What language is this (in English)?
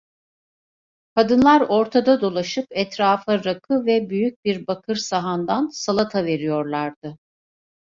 Turkish